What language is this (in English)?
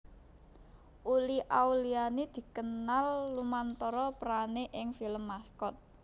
Javanese